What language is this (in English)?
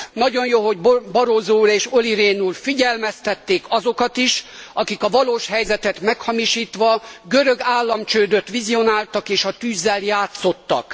Hungarian